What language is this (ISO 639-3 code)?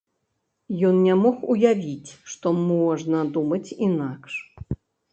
bel